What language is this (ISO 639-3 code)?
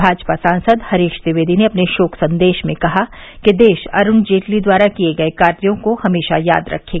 hin